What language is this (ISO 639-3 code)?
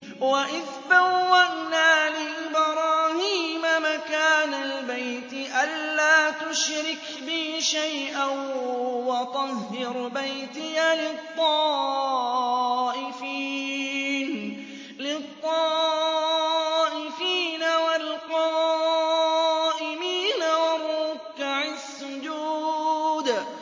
ara